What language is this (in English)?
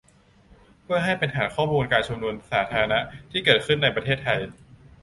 Thai